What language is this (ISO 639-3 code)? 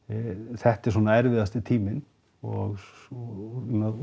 isl